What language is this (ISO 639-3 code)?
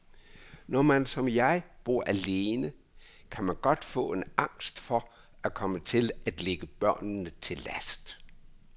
dan